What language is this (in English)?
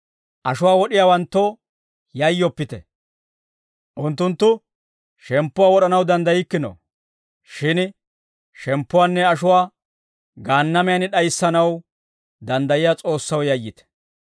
Dawro